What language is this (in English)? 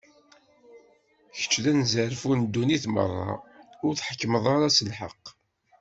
Kabyle